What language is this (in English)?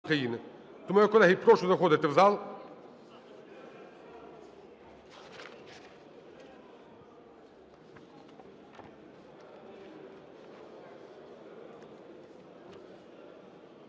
Ukrainian